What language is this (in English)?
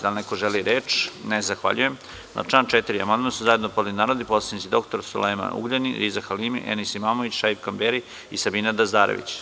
Serbian